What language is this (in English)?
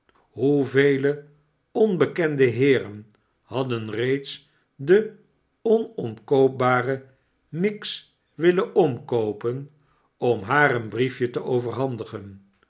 Dutch